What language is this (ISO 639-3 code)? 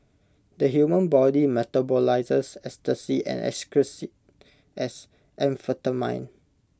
eng